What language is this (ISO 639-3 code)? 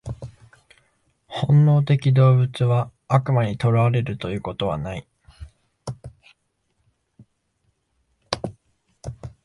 jpn